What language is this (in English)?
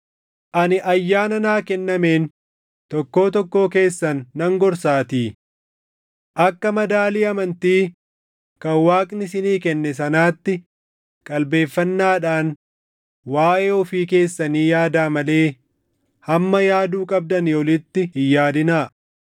Oromo